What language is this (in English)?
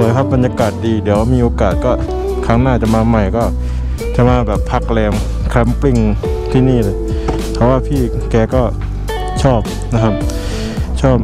Thai